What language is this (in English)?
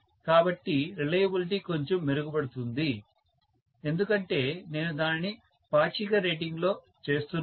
Telugu